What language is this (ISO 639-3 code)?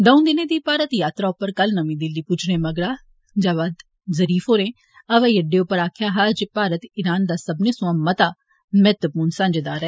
doi